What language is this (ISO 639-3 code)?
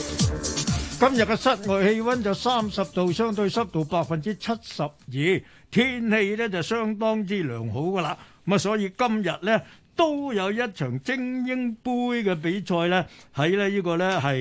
zho